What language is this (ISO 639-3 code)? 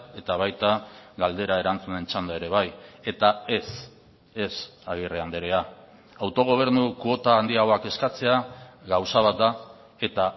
eus